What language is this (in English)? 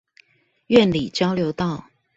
Chinese